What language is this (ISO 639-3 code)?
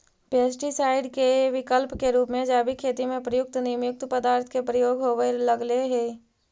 mag